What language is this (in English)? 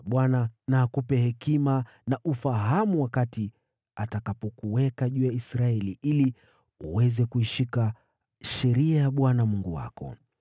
Swahili